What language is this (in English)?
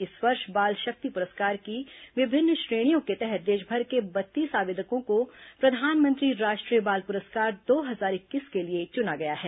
Hindi